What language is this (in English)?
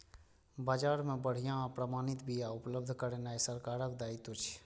Maithili